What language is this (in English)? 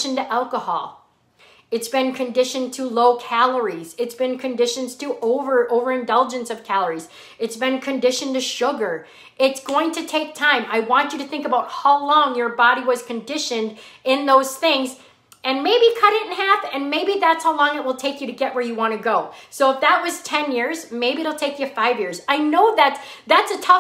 English